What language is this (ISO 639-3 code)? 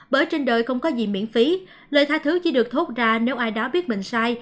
vie